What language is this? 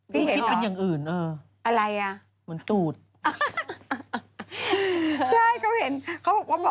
Thai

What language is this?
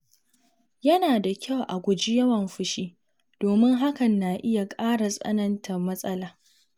Hausa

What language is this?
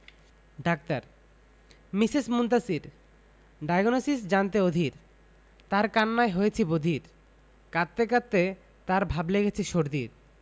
Bangla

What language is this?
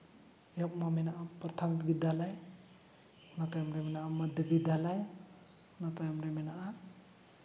Santali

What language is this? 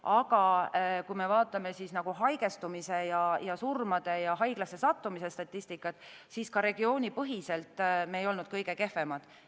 Estonian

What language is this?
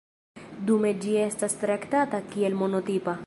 Esperanto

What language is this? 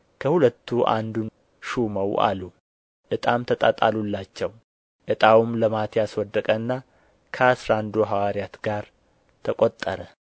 Amharic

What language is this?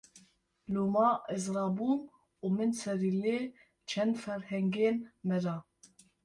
Kurdish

